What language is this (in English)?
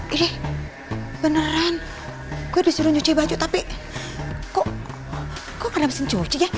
Indonesian